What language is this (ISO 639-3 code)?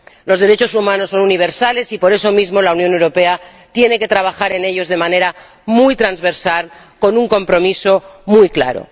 spa